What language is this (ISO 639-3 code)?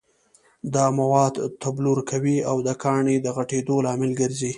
pus